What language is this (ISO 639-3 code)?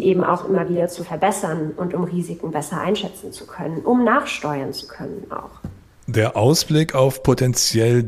deu